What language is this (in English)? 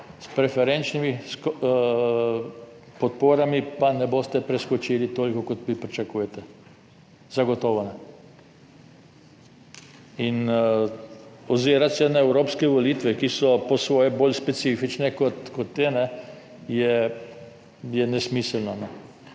Slovenian